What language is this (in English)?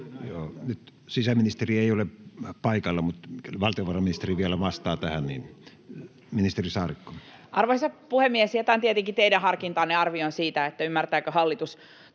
Finnish